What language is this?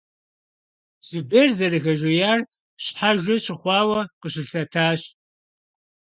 Kabardian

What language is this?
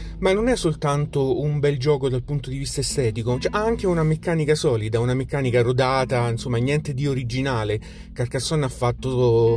Italian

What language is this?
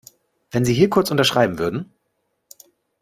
German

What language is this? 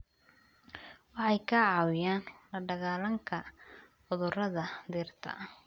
Somali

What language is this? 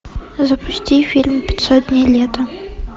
Russian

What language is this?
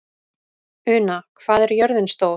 Icelandic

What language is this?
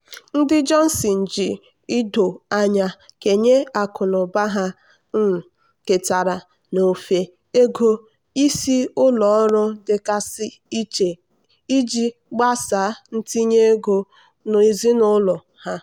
Igbo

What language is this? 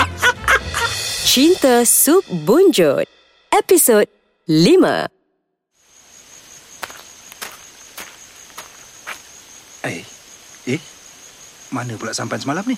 Malay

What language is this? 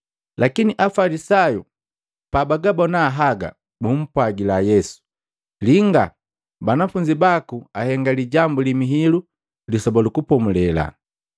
Matengo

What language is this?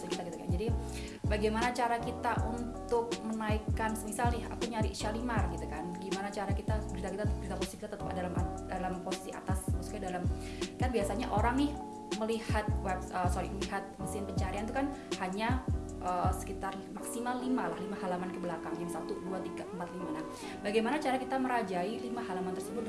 Indonesian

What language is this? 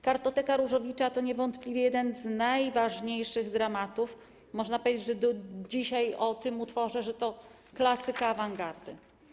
Polish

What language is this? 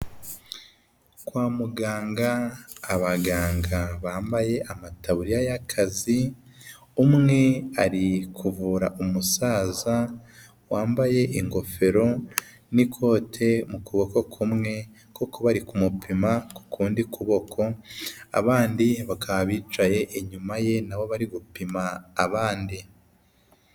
Kinyarwanda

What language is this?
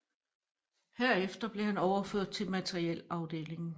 Danish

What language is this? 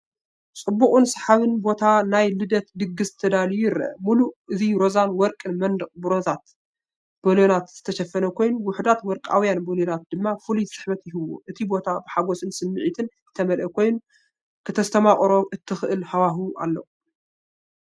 Tigrinya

